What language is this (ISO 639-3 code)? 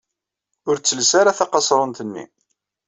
kab